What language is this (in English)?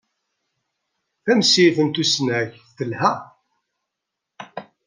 Kabyle